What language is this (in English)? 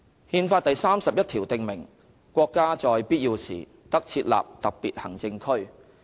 Cantonese